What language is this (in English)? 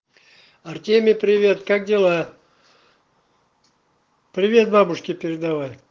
Russian